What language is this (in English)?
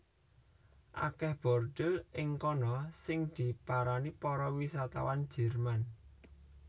Javanese